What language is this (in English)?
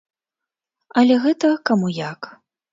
Belarusian